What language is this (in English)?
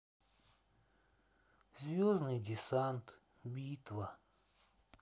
Russian